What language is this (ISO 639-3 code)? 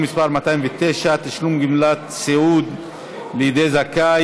heb